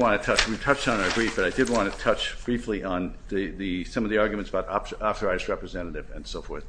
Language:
English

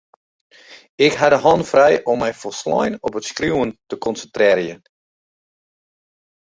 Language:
Western Frisian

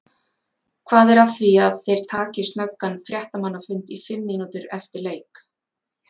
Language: Icelandic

